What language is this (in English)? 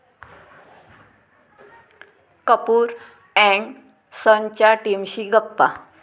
Marathi